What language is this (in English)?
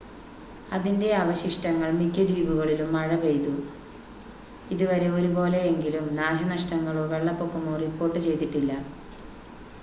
Malayalam